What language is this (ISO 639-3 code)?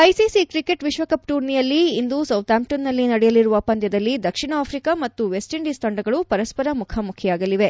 kan